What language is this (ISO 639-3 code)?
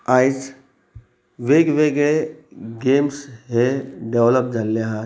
kok